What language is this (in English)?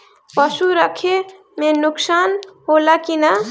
Bhojpuri